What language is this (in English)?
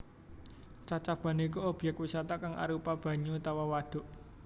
Javanese